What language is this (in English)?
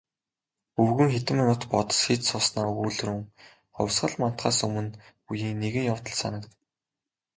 Mongolian